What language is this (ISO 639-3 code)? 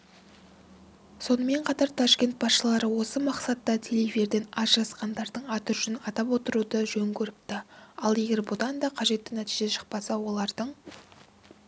kaz